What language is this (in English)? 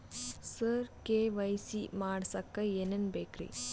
Kannada